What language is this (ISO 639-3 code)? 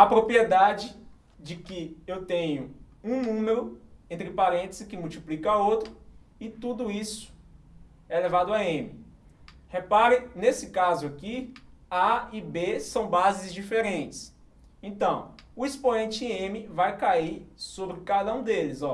por